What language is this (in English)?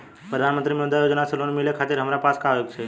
Bhojpuri